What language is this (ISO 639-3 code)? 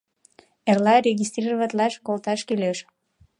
chm